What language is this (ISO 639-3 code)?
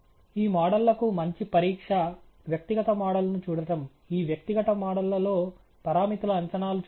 tel